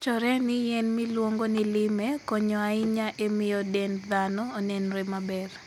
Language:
Luo (Kenya and Tanzania)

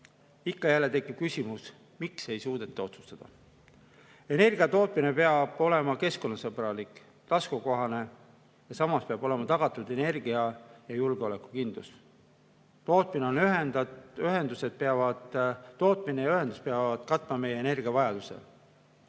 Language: Estonian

